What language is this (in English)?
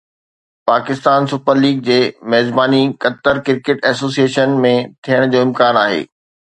Sindhi